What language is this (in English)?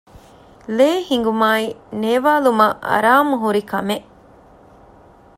Divehi